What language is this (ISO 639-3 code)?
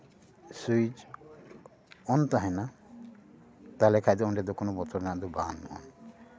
sat